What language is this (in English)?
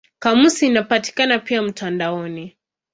Swahili